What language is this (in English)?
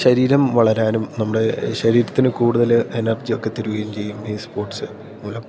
Malayalam